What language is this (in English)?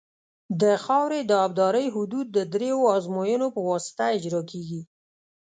Pashto